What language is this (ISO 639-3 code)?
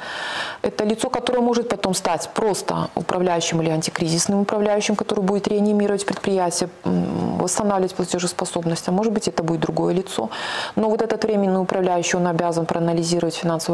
rus